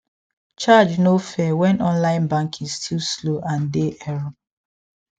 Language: Nigerian Pidgin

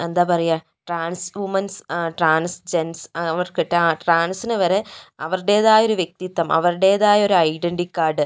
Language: Malayalam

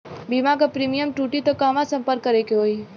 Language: Bhojpuri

